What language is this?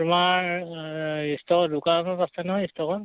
Assamese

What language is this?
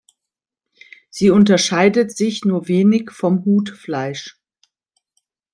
German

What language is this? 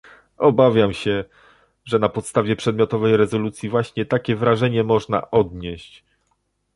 Polish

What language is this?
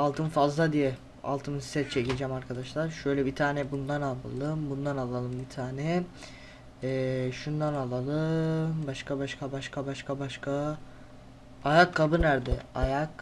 Turkish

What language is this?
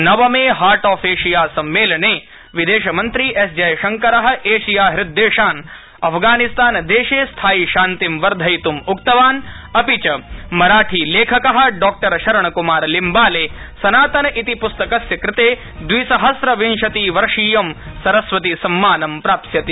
Sanskrit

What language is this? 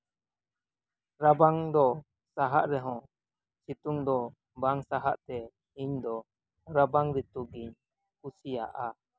Santali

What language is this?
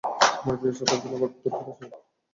Bangla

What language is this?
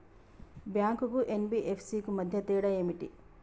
Telugu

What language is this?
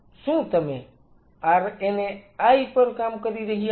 Gujarati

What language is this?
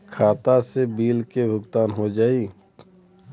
Bhojpuri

